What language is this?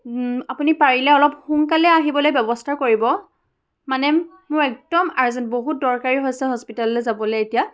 Assamese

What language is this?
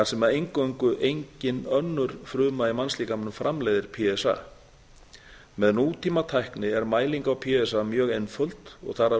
Icelandic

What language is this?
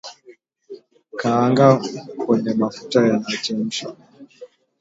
Swahili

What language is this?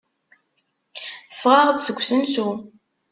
Kabyle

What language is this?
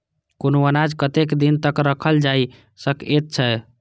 Maithili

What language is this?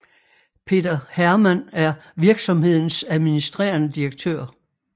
Danish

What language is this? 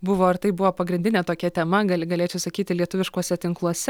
Lithuanian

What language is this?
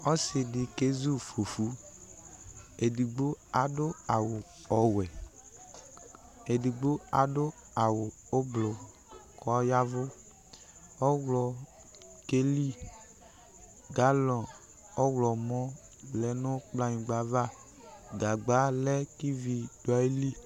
Ikposo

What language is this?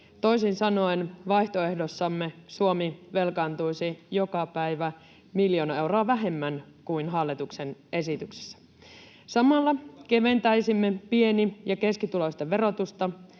Finnish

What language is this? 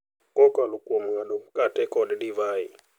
Luo (Kenya and Tanzania)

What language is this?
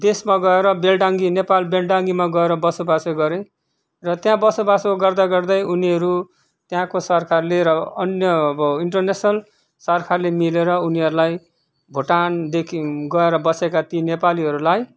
Nepali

